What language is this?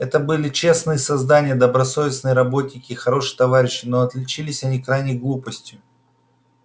Russian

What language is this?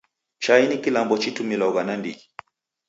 Taita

